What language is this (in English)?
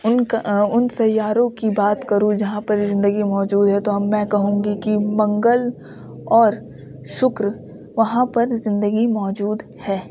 Urdu